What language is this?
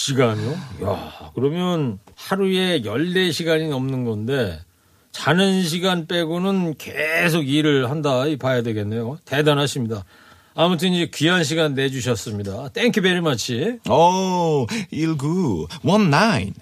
Korean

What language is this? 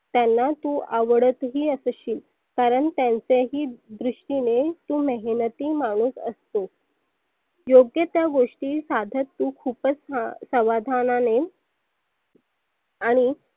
Marathi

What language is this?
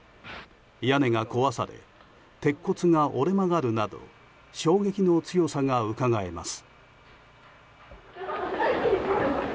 Japanese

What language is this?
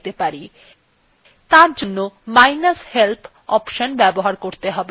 Bangla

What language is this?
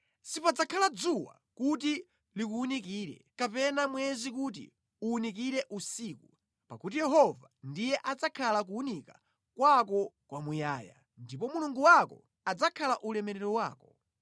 Nyanja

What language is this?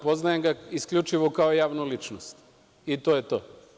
Serbian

